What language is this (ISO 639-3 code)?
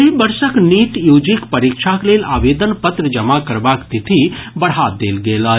mai